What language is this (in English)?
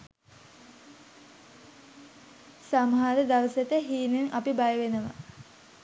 Sinhala